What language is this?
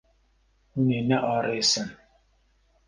Kurdish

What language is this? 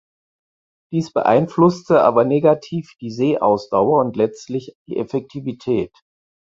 German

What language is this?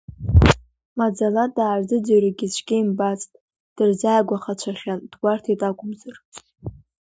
Abkhazian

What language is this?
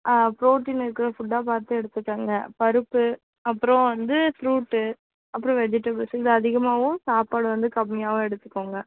Tamil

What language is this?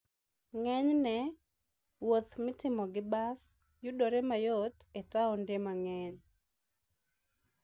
Luo (Kenya and Tanzania)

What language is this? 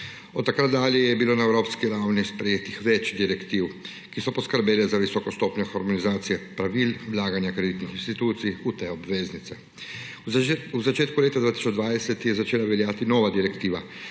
Slovenian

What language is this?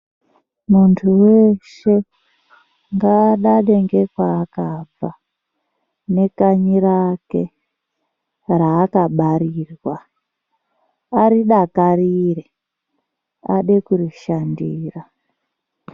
Ndau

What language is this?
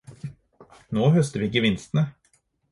Norwegian Bokmål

